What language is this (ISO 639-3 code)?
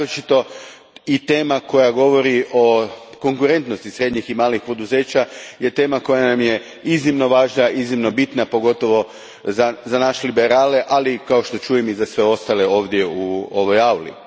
hrv